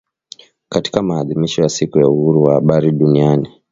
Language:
Swahili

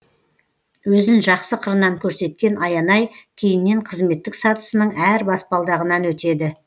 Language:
Kazakh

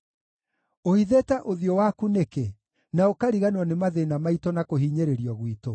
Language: Kikuyu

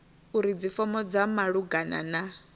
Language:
Venda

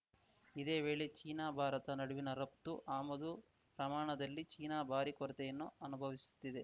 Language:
Kannada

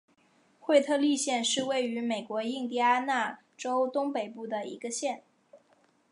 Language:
Chinese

